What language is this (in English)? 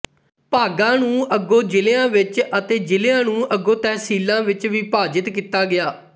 Punjabi